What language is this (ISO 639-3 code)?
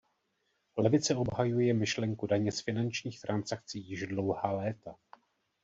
ces